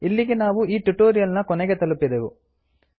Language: Kannada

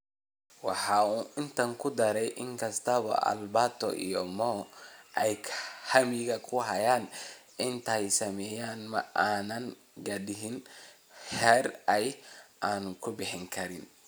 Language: Somali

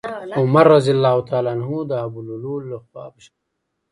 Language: Pashto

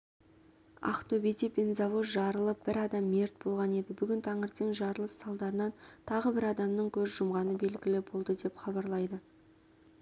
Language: Kazakh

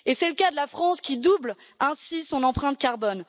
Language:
French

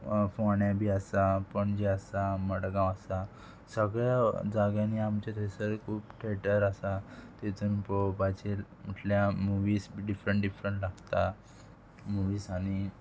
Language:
Konkani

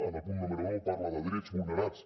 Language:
Catalan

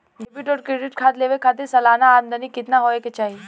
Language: Bhojpuri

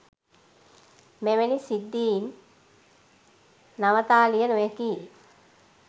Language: Sinhala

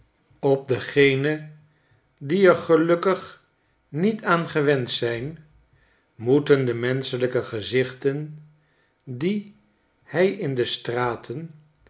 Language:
Dutch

